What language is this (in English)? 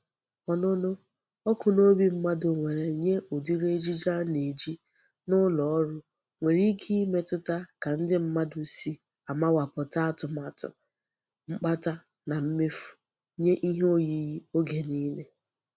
Igbo